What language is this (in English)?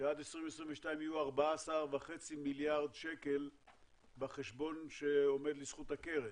Hebrew